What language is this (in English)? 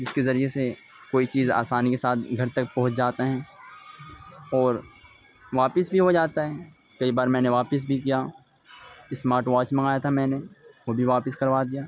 Urdu